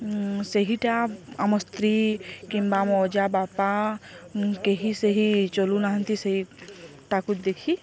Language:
Odia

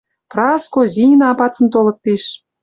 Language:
Western Mari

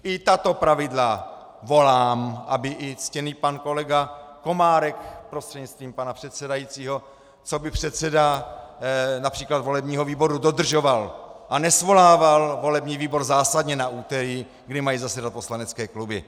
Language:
Czech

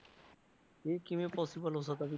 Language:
Punjabi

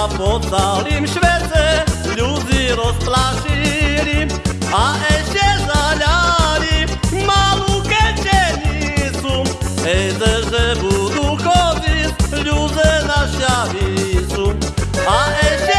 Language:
Slovak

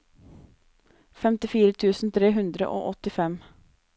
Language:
Norwegian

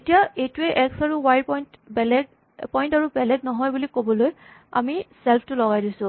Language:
Assamese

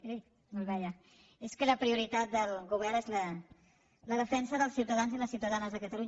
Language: Catalan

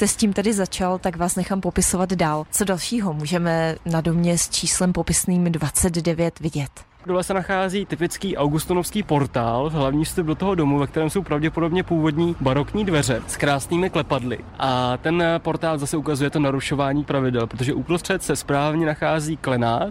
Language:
Czech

